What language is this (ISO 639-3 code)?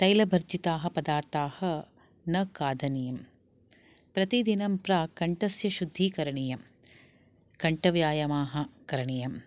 san